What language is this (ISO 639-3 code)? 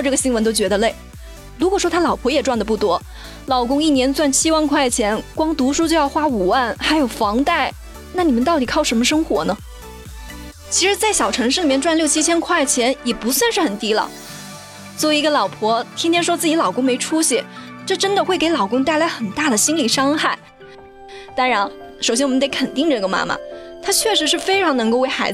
zho